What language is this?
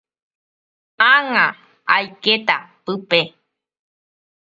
Guarani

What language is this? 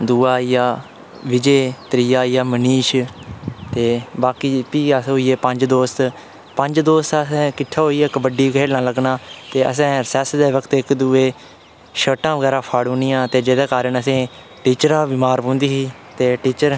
Dogri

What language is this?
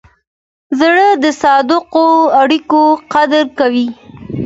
Pashto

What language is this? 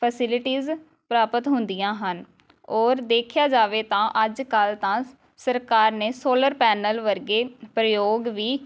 Punjabi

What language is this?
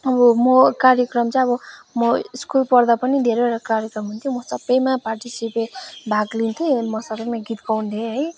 Nepali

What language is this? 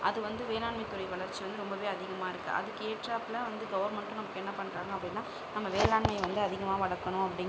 Tamil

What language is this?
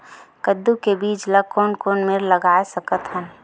Chhattisgarhi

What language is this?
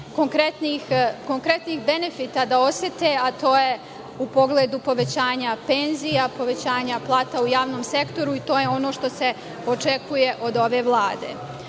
Serbian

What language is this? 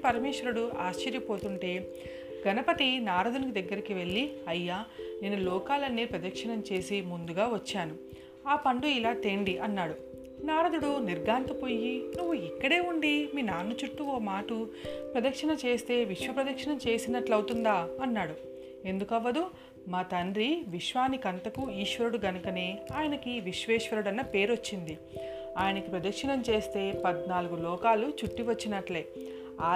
Telugu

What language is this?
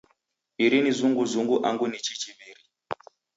Taita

